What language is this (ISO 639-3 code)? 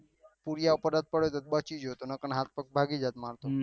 guj